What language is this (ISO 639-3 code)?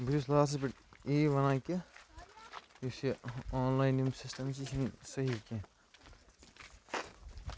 kas